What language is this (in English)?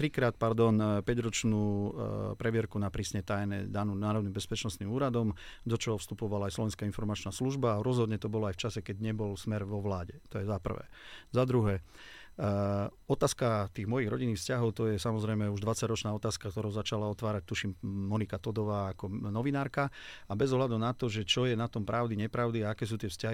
Slovak